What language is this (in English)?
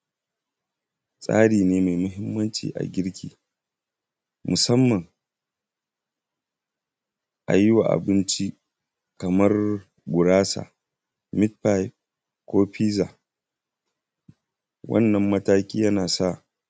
Hausa